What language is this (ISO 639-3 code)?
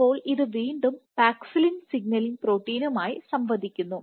mal